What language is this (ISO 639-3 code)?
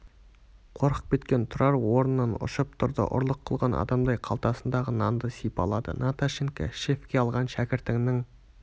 kaz